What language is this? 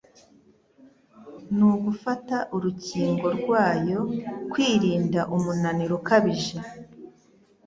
Kinyarwanda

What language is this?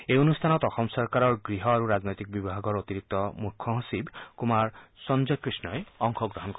Assamese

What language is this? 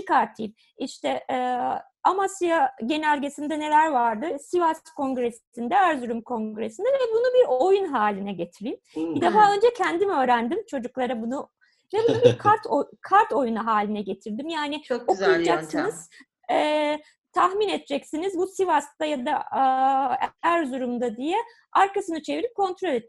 Turkish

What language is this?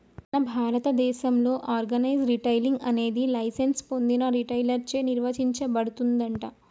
Telugu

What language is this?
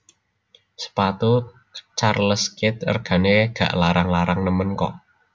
Javanese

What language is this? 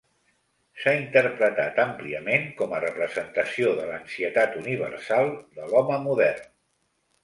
Catalan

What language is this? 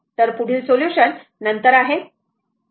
Marathi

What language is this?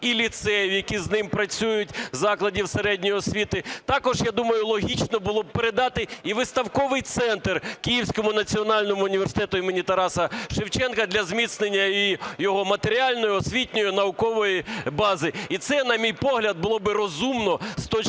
Ukrainian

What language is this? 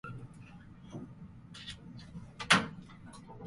Japanese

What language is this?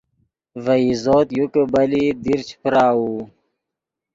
Yidgha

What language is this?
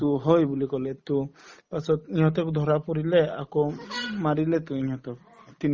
Assamese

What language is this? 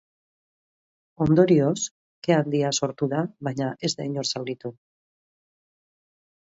Basque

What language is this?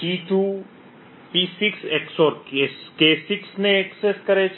Gujarati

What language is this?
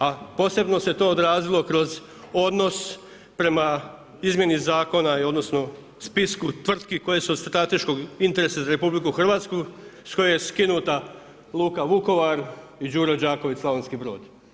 Croatian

